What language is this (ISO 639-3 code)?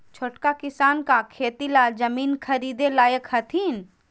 mag